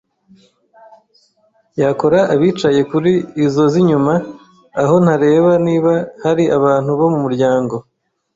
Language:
Kinyarwanda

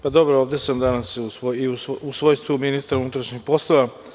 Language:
Serbian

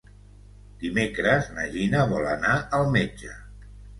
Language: Catalan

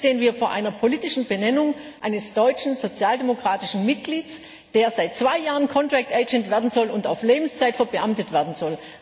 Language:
German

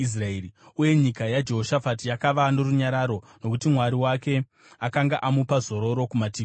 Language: Shona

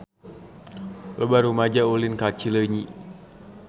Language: Sundanese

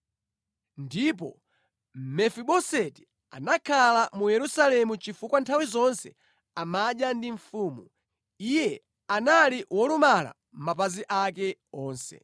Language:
Nyanja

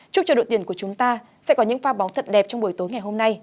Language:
Vietnamese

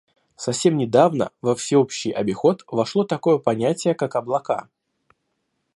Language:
Russian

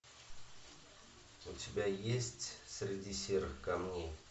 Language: Russian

